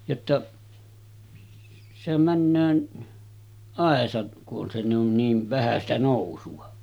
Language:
Finnish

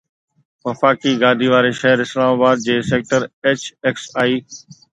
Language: Sindhi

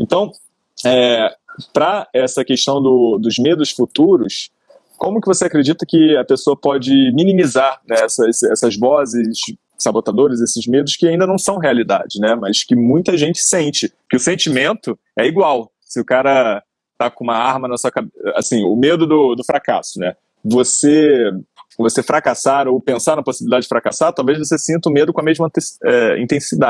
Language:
Portuguese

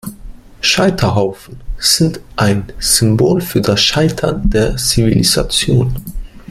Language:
German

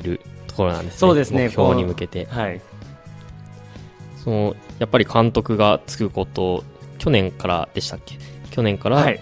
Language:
Japanese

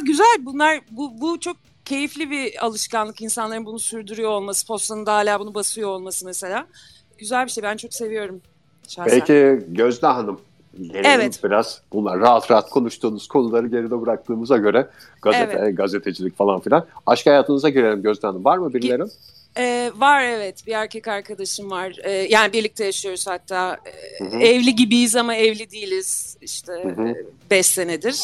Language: Turkish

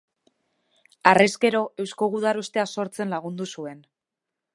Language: Basque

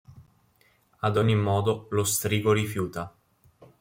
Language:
Italian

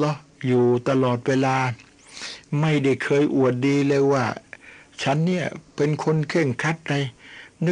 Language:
Thai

